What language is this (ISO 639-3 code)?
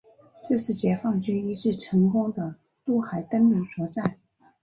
zho